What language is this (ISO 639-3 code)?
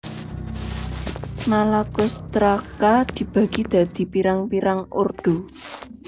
jav